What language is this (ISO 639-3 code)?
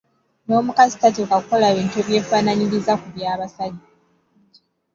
lug